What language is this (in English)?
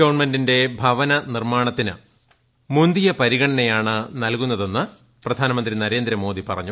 Malayalam